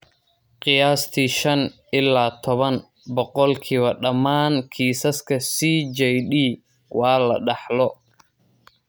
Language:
Somali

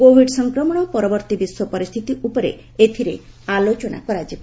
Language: Odia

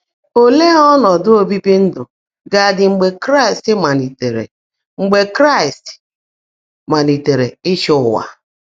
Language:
Igbo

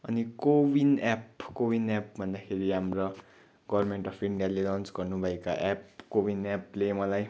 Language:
Nepali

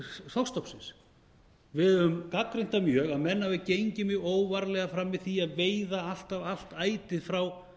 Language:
Icelandic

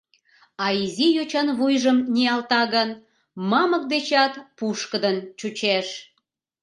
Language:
Mari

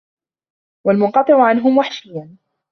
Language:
Arabic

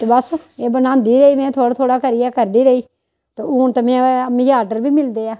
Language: Dogri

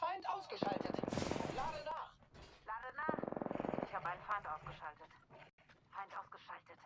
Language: German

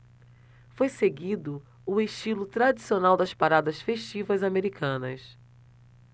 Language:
Portuguese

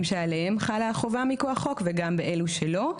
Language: Hebrew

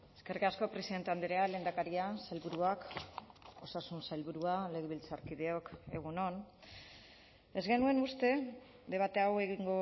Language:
Basque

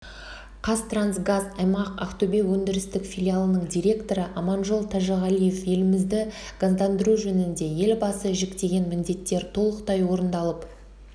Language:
Kazakh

